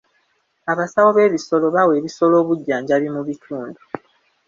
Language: Ganda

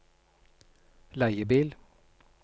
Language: Norwegian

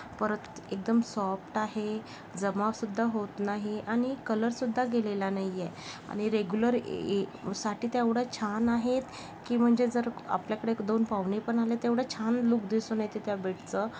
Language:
Marathi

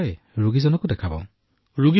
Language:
Assamese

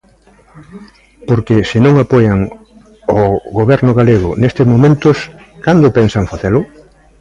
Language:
Galician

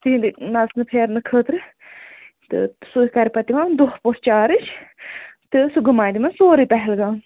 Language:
Kashmiri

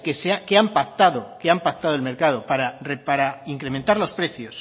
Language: Spanish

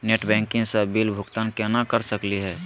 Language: Magahi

